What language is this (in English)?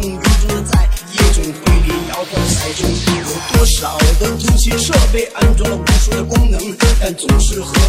Chinese